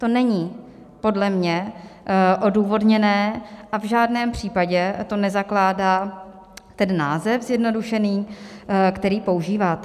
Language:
Czech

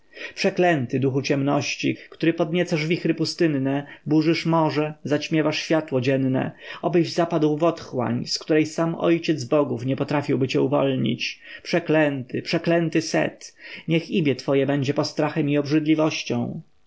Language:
Polish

